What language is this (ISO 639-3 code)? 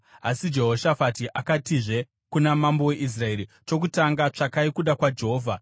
sna